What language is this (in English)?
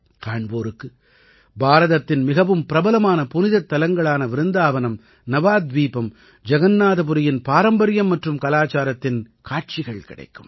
Tamil